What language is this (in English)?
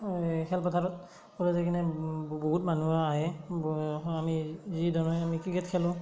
Assamese